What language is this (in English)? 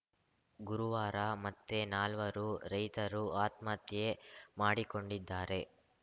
Kannada